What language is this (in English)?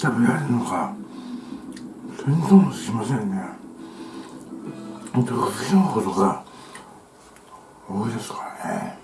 Japanese